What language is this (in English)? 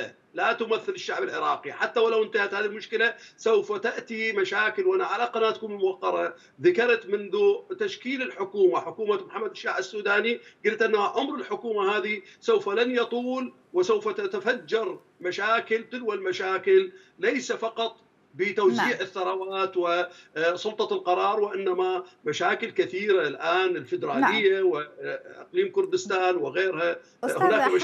Arabic